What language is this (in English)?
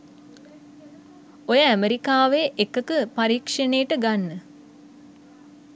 Sinhala